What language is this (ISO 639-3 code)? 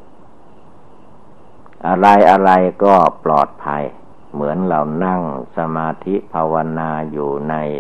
tha